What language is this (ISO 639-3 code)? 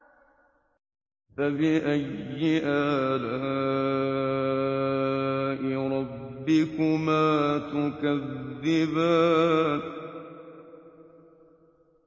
ara